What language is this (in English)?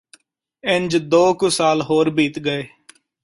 Punjabi